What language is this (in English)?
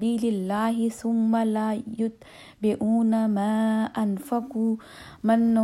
Urdu